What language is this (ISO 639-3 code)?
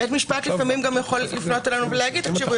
heb